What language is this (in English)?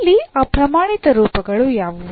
Kannada